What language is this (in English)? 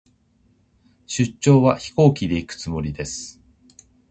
Japanese